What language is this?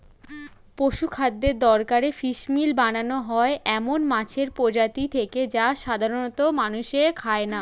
Bangla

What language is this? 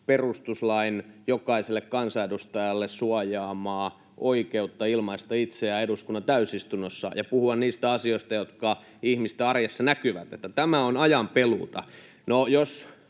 Finnish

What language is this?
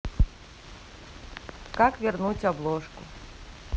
Russian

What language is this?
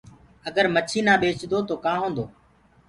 Gurgula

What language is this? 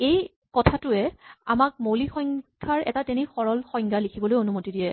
Assamese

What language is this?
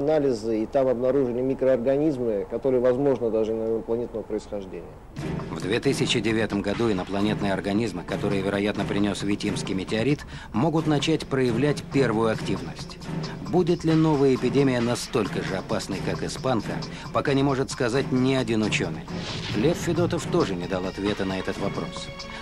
Russian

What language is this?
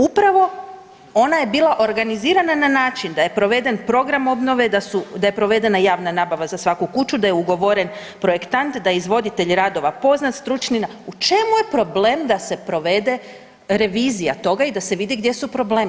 Croatian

